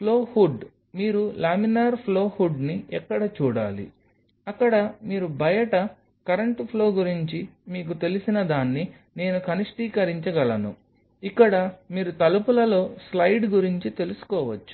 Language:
Telugu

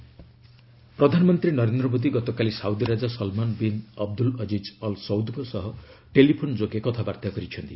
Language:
Odia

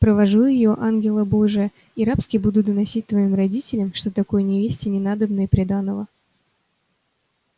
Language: Russian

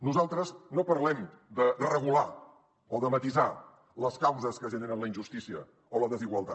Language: Catalan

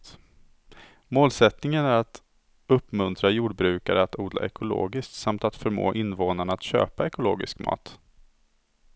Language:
Swedish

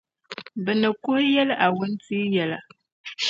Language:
Dagbani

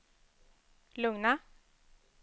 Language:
Swedish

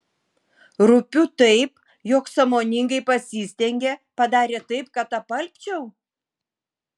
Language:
Lithuanian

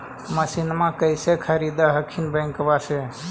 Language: Magahi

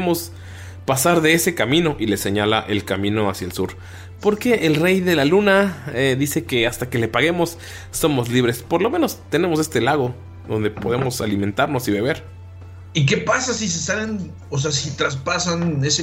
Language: Spanish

